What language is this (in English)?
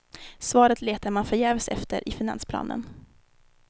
Swedish